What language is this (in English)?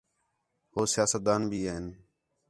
Khetrani